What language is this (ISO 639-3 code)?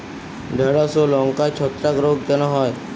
ben